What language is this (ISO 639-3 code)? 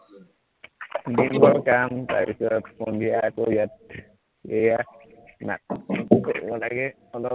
asm